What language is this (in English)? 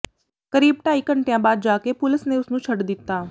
Punjabi